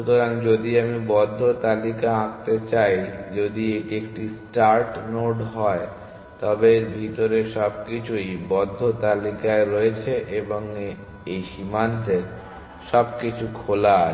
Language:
Bangla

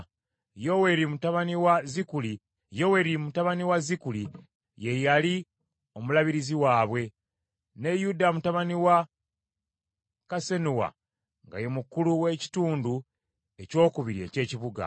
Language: Ganda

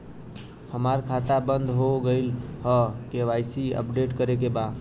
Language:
Bhojpuri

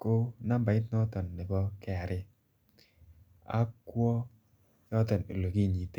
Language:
Kalenjin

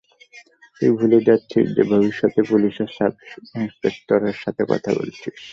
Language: Bangla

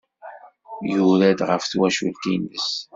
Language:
Kabyle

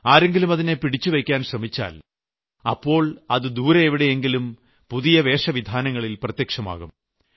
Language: Malayalam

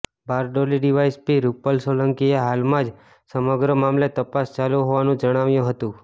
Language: Gujarati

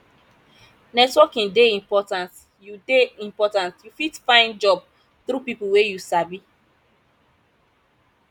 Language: Nigerian Pidgin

